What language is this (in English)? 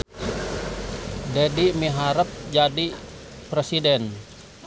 Sundanese